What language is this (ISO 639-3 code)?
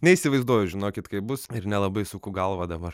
lit